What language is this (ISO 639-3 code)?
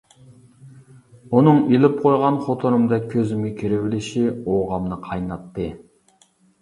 uig